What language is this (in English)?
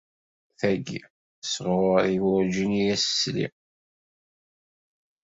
Kabyle